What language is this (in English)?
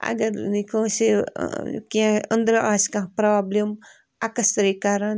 Kashmiri